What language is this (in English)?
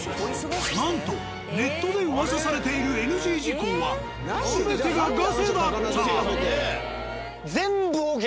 Japanese